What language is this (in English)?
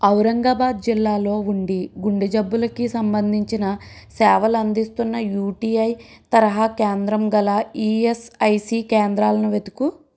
Telugu